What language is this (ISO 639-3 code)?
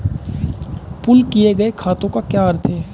hin